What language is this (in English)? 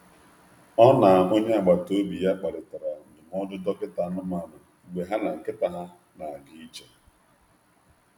Igbo